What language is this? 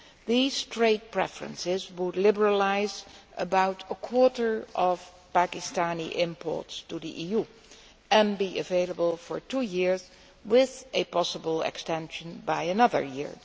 English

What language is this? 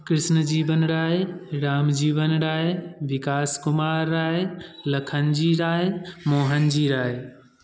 Maithili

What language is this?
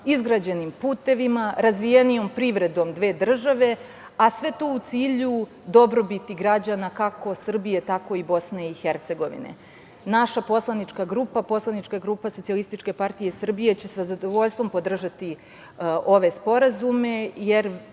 Serbian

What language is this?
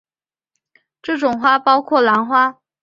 Chinese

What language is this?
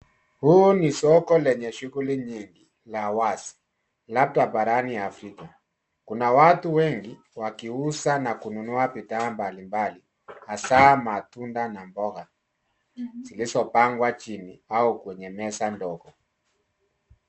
Swahili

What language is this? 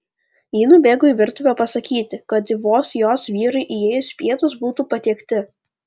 Lithuanian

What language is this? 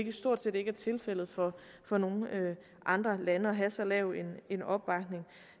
Danish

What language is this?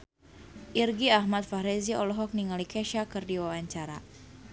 Sundanese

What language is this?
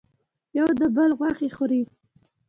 Pashto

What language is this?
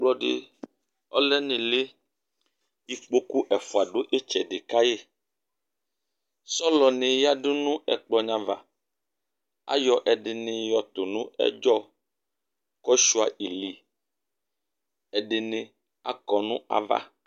Ikposo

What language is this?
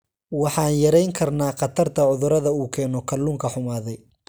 Somali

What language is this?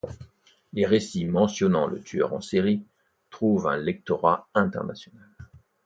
French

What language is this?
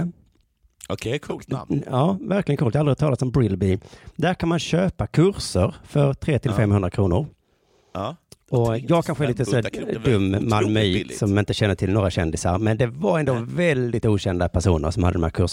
Swedish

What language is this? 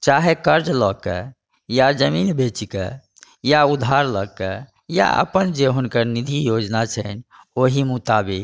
Maithili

